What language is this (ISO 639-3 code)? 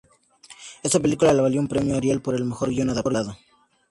spa